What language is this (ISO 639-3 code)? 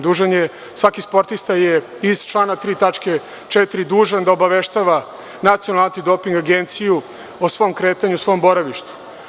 srp